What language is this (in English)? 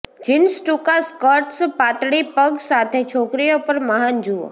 Gujarati